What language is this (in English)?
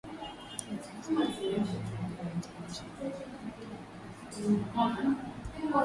Swahili